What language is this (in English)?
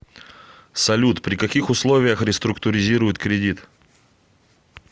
Russian